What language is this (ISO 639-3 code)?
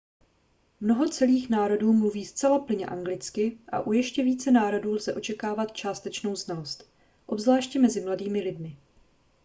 ces